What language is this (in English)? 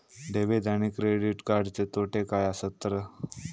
Marathi